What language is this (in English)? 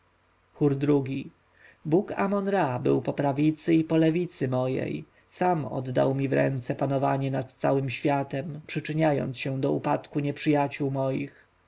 Polish